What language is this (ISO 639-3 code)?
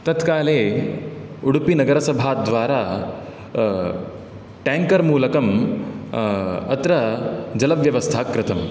san